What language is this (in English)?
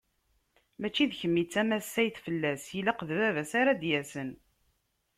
Kabyle